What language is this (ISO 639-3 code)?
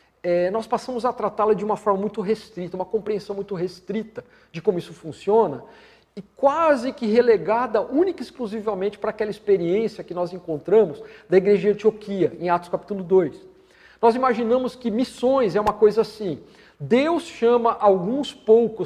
por